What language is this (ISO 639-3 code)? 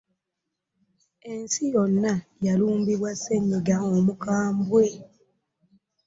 lug